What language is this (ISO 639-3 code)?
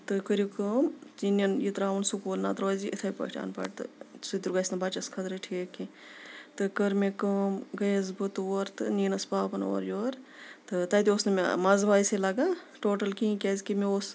kas